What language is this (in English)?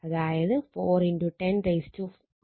Malayalam